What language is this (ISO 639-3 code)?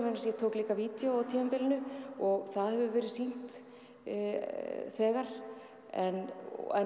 isl